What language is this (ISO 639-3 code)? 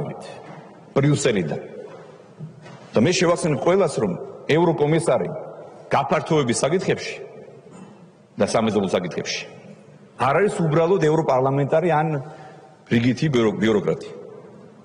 ron